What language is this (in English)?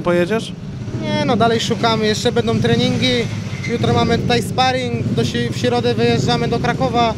Polish